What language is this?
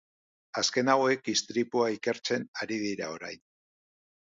Basque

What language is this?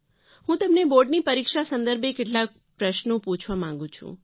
Gujarati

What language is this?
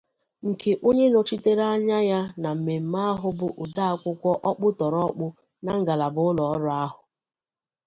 Igbo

